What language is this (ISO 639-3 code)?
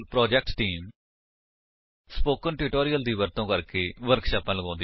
pan